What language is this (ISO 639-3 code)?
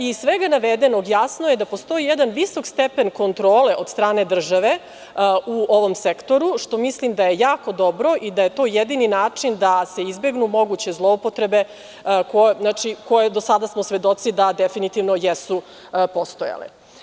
srp